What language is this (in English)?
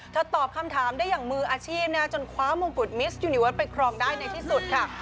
Thai